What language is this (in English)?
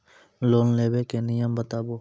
Maithili